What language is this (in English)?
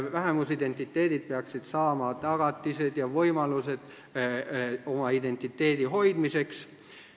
Estonian